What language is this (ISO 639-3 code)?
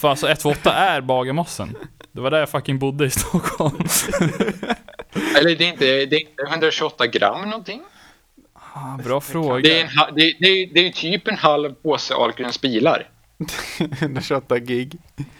swe